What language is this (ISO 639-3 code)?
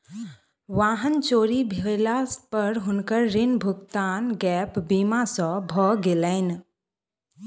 mai